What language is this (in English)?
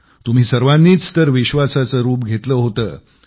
Marathi